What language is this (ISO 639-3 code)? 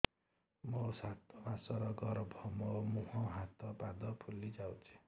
ori